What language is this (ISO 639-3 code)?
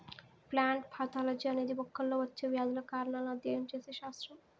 tel